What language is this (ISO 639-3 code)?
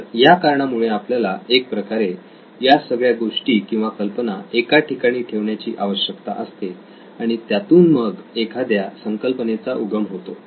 mar